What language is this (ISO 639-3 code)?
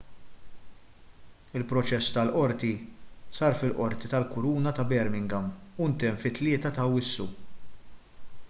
mlt